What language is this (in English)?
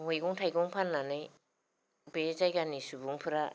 Bodo